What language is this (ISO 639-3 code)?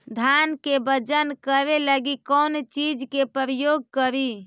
mag